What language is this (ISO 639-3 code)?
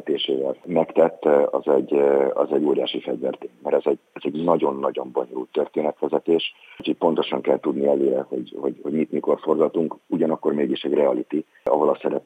hun